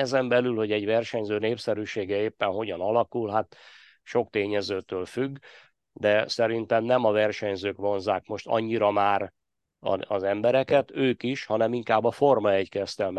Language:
Hungarian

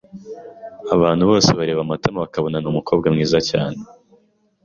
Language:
Kinyarwanda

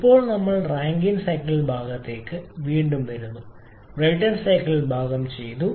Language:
Malayalam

